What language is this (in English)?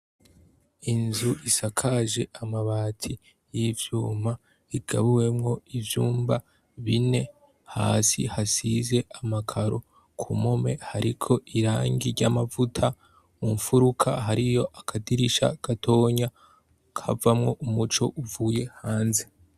Rundi